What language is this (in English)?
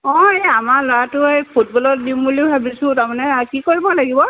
Assamese